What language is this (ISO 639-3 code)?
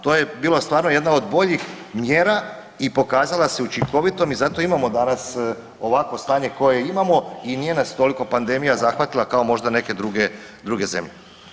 hrv